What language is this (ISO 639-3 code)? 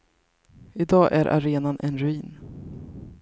swe